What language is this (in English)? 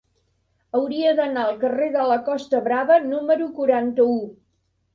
Catalan